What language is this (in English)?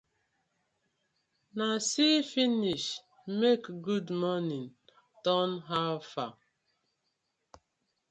Nigerian Pidgin